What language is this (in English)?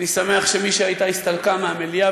Hebrew